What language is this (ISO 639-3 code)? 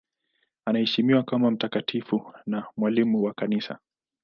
swa